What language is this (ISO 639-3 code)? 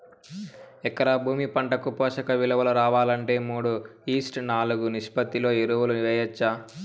tel